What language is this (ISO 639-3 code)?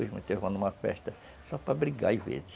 por